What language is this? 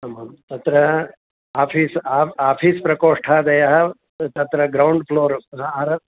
Sanskrit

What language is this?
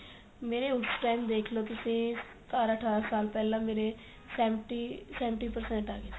Punjabi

